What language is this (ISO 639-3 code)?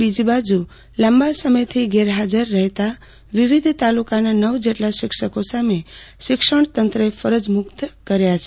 guj